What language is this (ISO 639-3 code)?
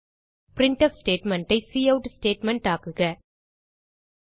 tam